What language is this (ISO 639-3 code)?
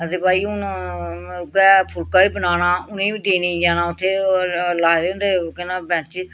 doi